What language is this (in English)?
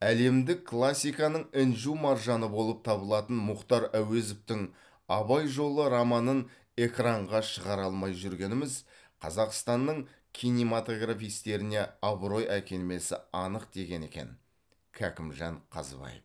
Kazakh